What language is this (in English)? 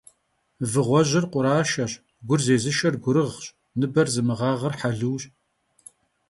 Kabardian